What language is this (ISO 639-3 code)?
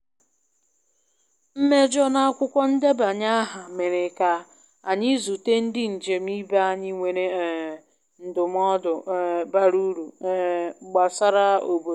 ibo